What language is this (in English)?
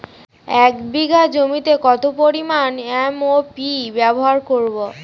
Bangla